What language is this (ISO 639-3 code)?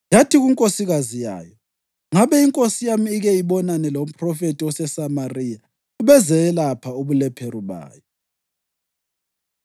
nde